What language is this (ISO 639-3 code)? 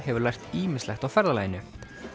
isl